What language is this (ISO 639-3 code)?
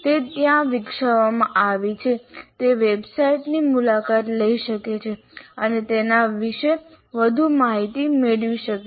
guj